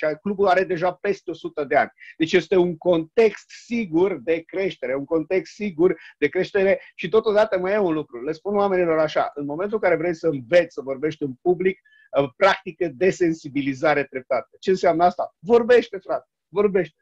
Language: Romanian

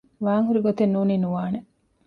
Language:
Divehi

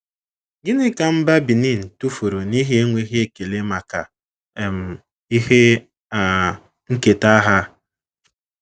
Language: Igbo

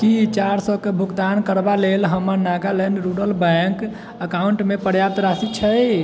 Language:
Maithili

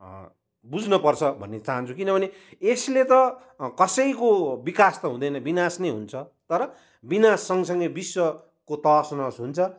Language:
Nepali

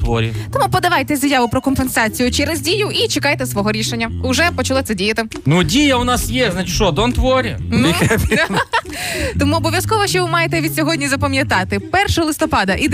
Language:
Ukrainian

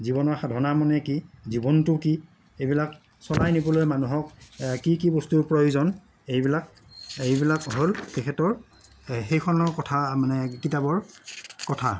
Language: Assamese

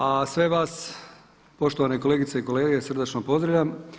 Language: Croatian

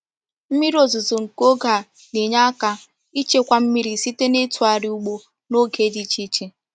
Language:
Igbo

